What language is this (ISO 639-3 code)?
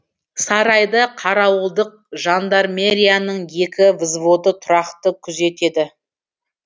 kaz